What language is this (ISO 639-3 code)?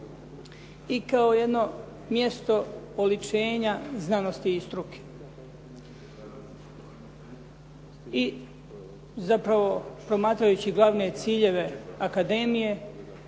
hrv